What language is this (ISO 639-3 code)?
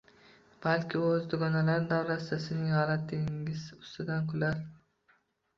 uzb